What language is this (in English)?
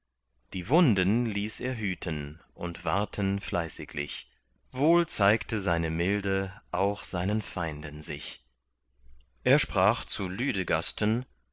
German